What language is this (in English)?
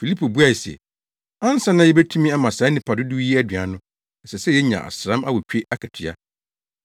Akan